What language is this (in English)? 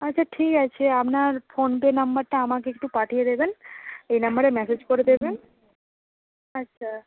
Bangla